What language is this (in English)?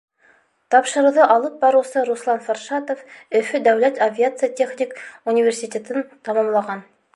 Bashkir